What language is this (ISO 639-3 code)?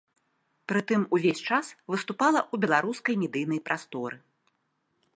bel